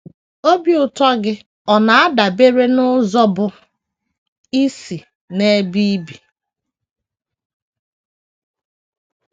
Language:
Igbo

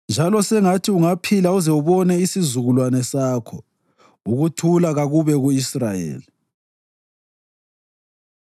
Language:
North Ndebele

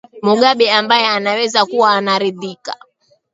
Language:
Swahili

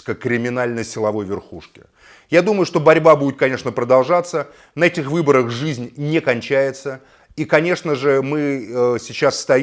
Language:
Russian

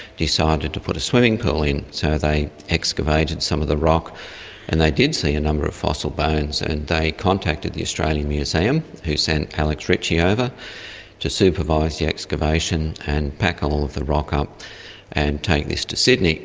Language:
English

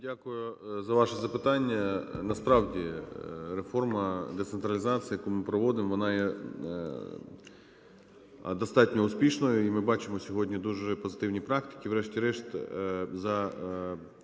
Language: Ukrainian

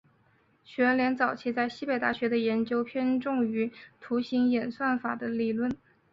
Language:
Chinese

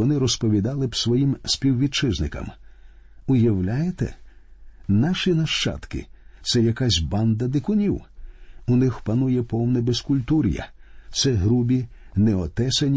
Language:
Ukrainian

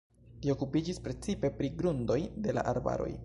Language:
Esperanto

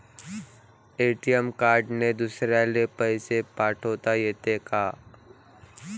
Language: Marathi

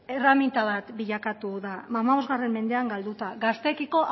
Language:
Basque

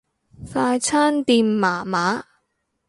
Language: Cantonese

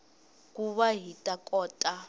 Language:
Tsonga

